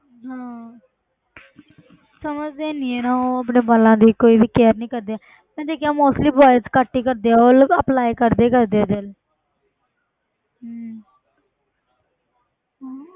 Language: Punjabi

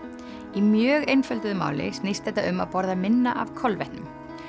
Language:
Icelandic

